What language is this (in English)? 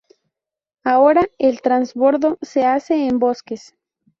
Spanish